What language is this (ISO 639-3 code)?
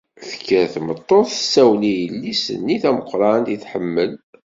kab